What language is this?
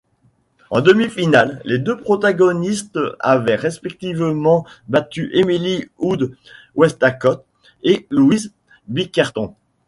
French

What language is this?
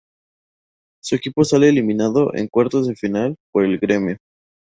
Spanish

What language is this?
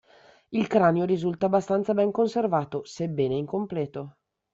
Italian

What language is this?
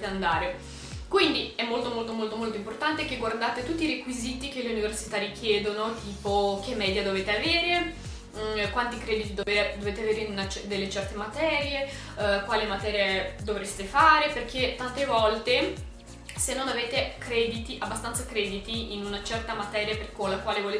Italian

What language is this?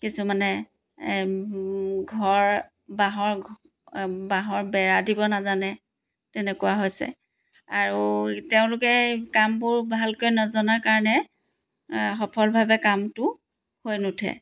Assamese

